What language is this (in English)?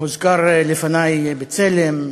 Hebrew